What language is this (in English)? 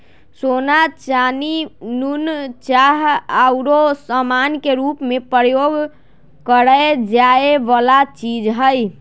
Magahi